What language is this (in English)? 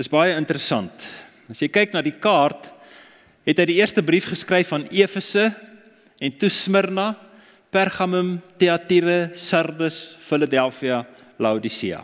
Dutch